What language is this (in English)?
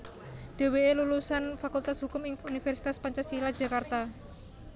Javanese